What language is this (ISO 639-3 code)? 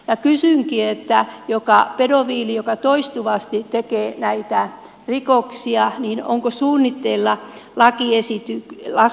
fin